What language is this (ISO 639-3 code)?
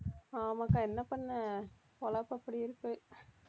tam